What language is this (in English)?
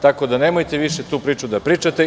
Serbian